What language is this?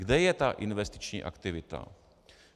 Czech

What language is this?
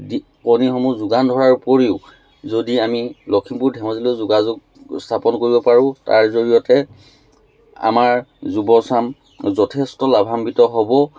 Assamese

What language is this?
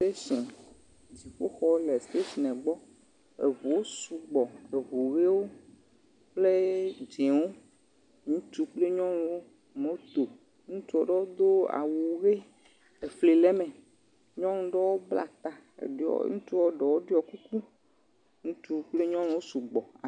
Ewe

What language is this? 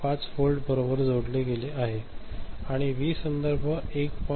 Marathi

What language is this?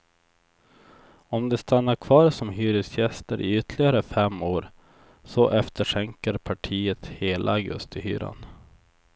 Swedish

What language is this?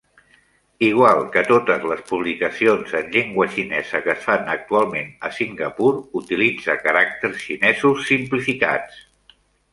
Catalan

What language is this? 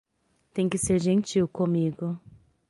Portuguese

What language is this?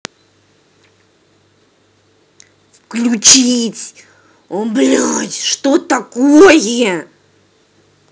Russian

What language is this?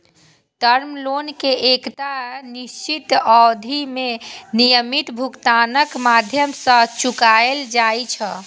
Maithili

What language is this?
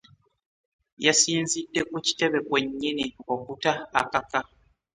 Ganda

